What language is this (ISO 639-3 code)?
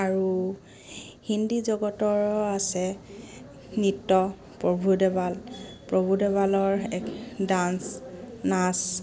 asm